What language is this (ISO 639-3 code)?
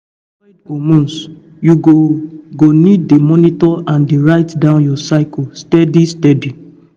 pcm